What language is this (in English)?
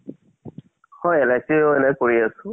Assamese